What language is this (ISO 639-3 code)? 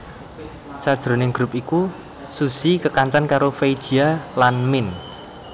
jav